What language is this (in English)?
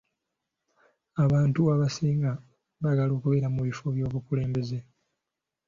Ganda